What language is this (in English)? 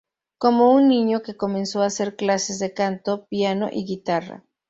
Spanish